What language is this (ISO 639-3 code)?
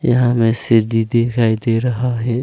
hin